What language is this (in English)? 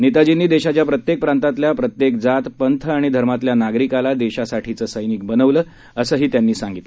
Marathi